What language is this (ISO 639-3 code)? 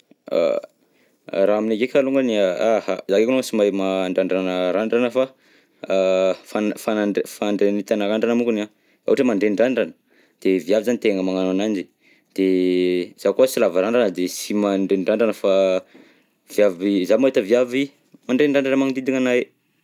bzc